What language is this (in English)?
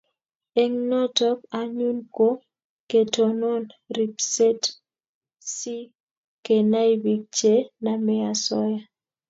Kalenjin